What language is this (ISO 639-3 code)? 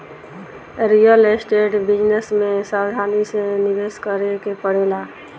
bho